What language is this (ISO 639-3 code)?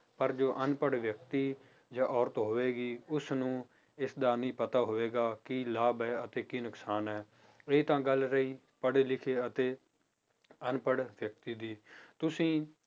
pan